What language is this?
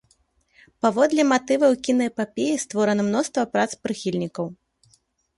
Belarusian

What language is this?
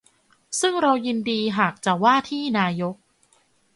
Thai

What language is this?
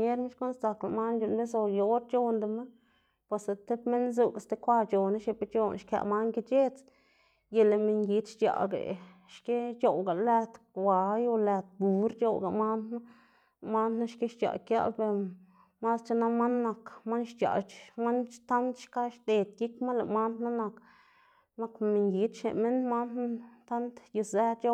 Xanaguía Zapotec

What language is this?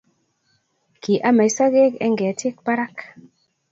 Kalenjin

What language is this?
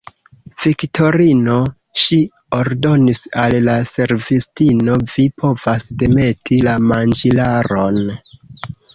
Esperanto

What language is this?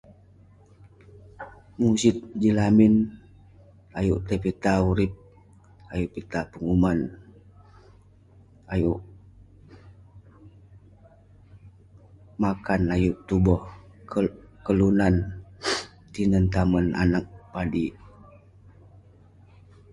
Western Penan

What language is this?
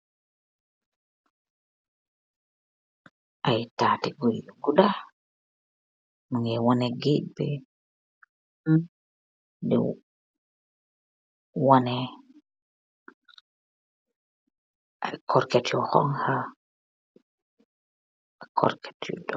Wolof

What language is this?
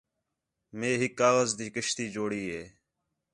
Khetrani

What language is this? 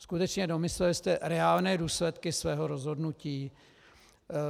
Czech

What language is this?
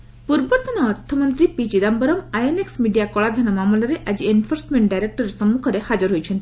Odia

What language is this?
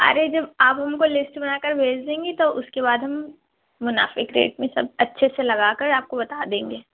Urdu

